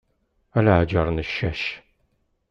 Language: Kabyle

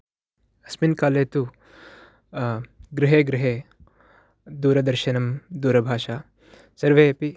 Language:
Sanskrit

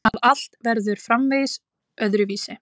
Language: Icelandic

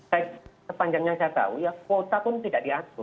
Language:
Indonesian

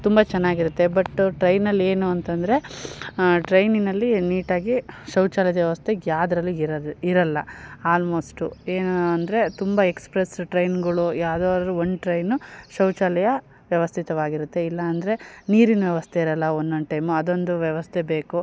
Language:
Kannada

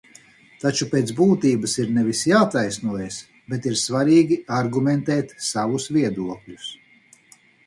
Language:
Latvian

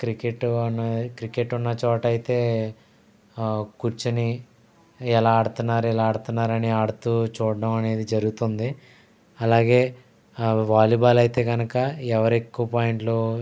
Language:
Telugu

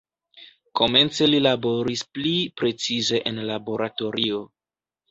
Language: Esperanto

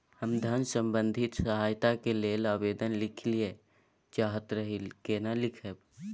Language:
Maithili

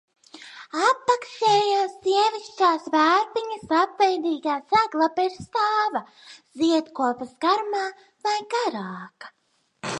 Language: Latvian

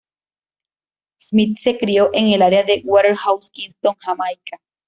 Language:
Spanish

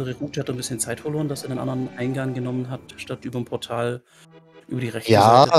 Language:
German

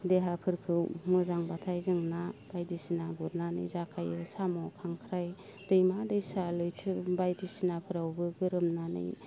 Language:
Bodo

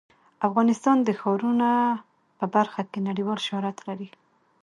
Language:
Pashto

